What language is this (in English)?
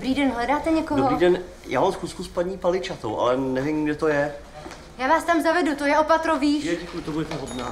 Czech